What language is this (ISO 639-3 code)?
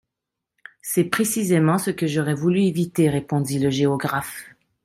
fra